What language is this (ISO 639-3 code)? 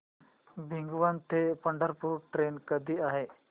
mar